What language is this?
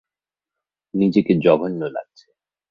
Bangla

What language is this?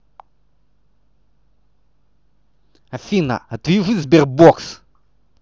Russian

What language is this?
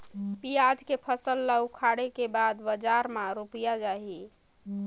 Chhattisgarhi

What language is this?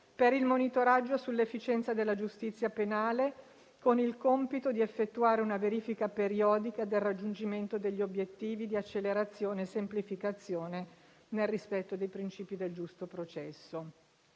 Italian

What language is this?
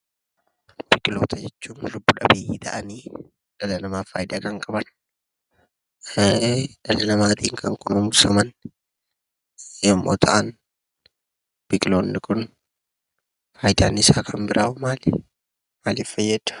Oromo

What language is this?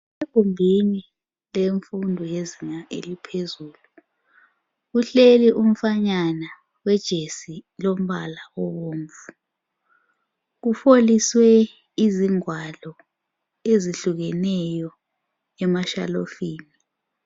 North Ndebele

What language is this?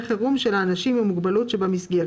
Hebrew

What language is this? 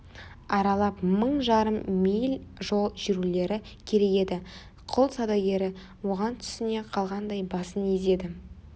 Kazakh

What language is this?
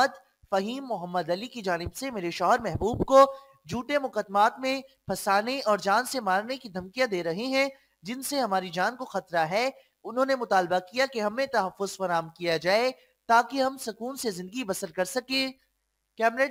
Hindi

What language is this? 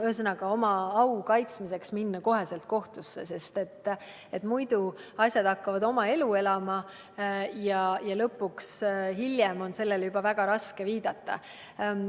Estonian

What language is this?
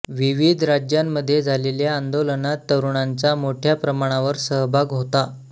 Marathi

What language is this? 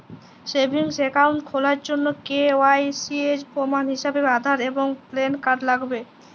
Bangla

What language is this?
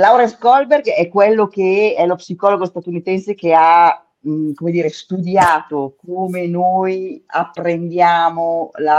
Italian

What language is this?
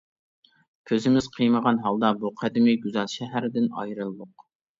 Uyghur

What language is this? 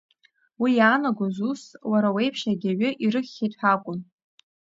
Abkhazian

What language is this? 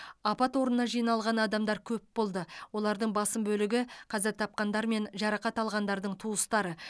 Kazakh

